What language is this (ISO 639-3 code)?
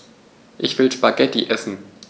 deu